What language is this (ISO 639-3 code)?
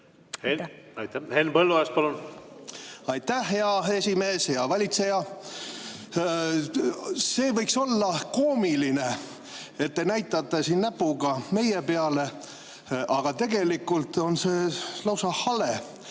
est